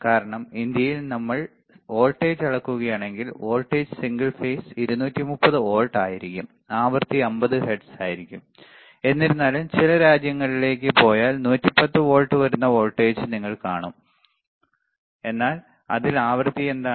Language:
Malayalam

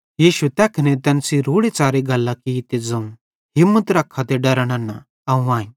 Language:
Bhadrawahi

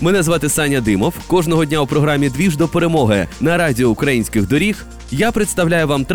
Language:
Ukrainian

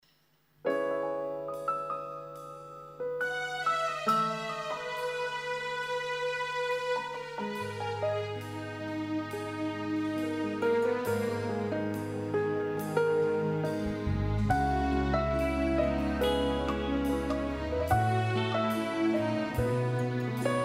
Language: Malay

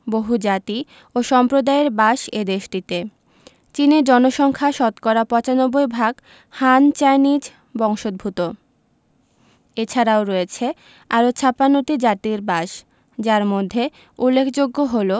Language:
Bangla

